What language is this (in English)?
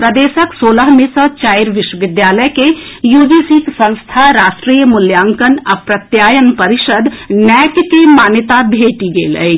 Maithili